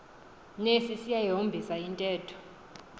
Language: Xhosa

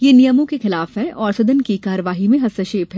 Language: Hindi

